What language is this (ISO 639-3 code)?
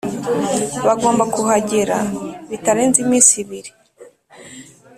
kin